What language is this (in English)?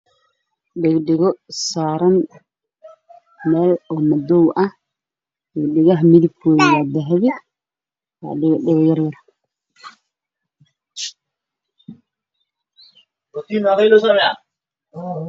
Somali